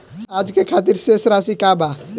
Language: Bhojpuri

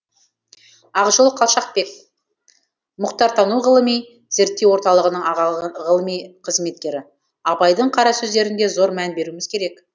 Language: Kazakh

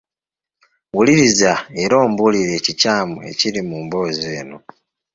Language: Ganda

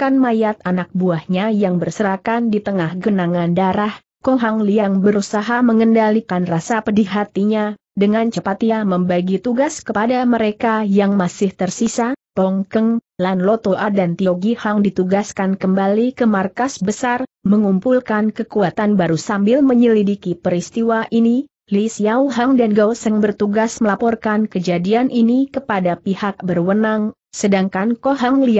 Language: Indonesian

